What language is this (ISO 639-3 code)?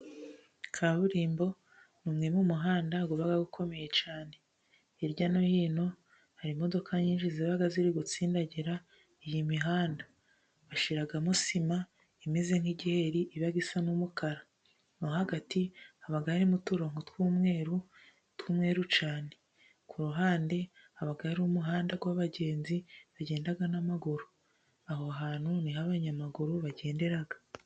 kin